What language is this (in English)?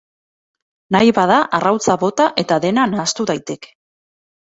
Basque